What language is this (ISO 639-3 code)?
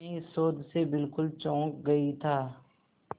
hin